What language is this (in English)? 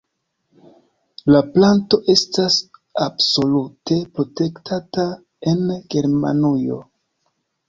Esperanto